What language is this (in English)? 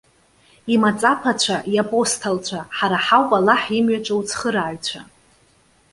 Abkhazian